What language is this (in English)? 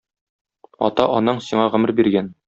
Tatar